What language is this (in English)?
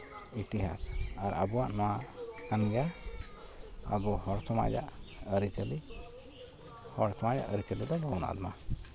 Santali